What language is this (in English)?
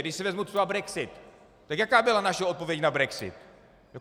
Czech